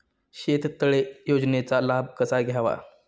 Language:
Marathi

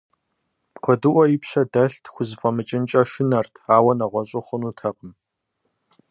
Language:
Kabardian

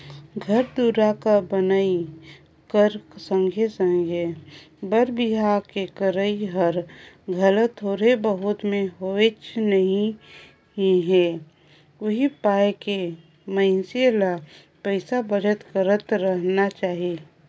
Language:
Chhattisgarhi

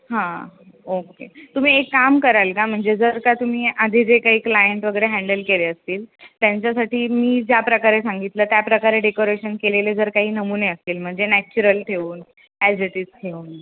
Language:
Marathi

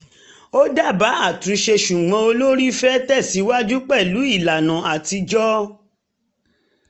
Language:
Yoruba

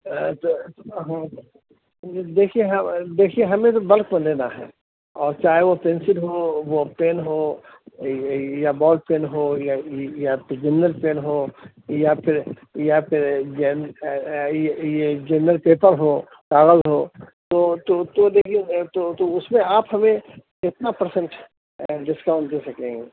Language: Urdu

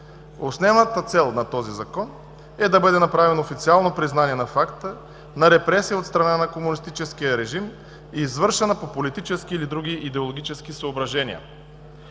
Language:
Bulgarian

